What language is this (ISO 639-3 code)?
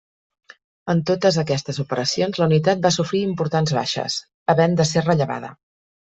cat